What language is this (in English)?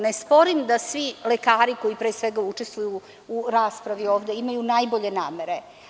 Serbian